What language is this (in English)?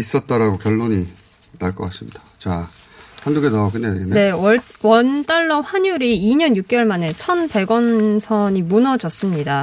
Korean